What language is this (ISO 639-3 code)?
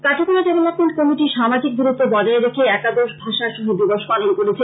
ben